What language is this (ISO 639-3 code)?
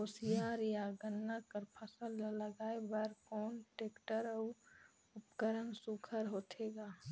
hne